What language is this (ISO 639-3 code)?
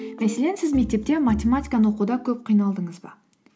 kaz